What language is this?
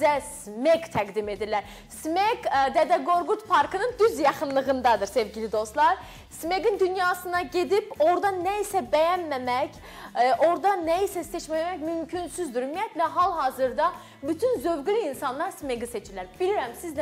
Turkish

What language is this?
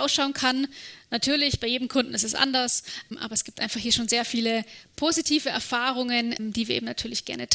German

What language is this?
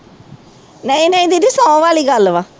Punjabi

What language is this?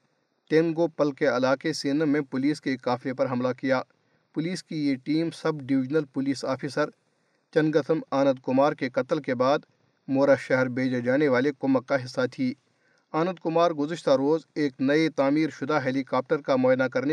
Urdu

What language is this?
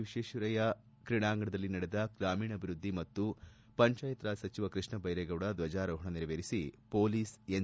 Kannada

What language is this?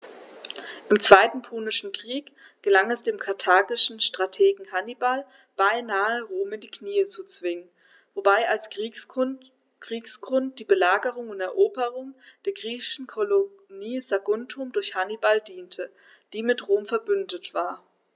German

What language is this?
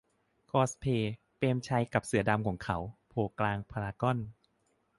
Thai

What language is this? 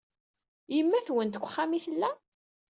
Kabyle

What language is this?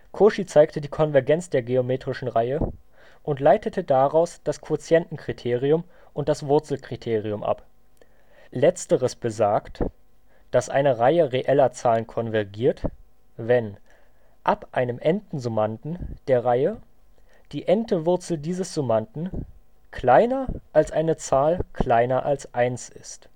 German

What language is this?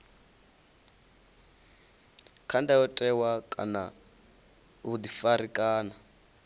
Venda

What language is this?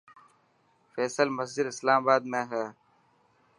Dhatki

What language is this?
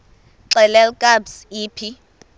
Xhosa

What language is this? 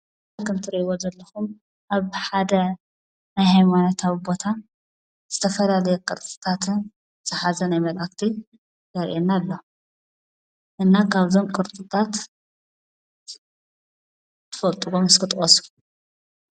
Tigrinya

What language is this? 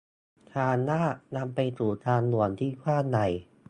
Thai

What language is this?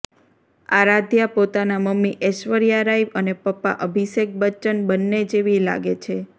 Gujarati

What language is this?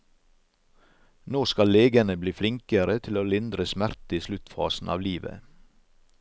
Norwegian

